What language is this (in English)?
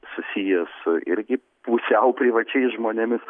Lithuanian